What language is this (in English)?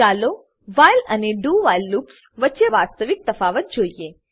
Gujarati